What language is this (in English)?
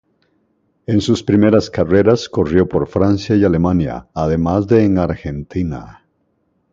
Spanish